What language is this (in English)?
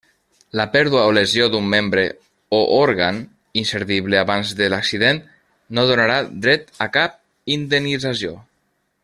Catalan